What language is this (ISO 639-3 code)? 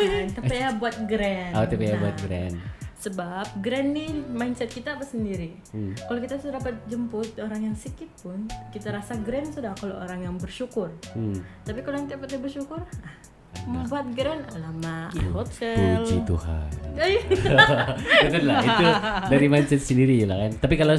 msa